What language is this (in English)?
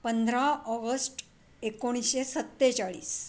Marathi